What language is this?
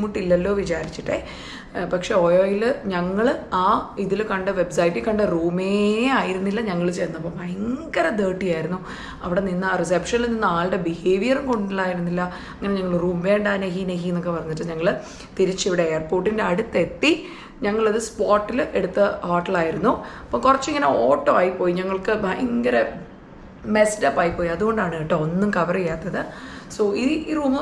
Malayalam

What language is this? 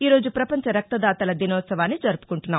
Telugu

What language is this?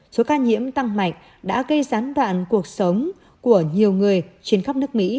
Vietnamese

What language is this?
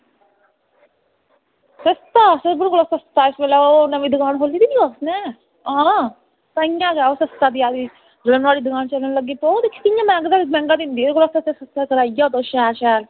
Dogri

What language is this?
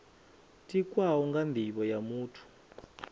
Venda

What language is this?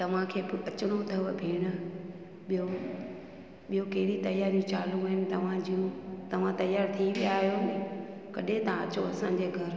Sindhi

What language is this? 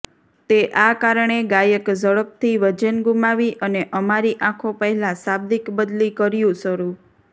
Gujarati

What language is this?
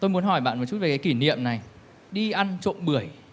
Vietnamese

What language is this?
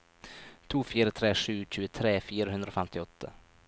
Norwegian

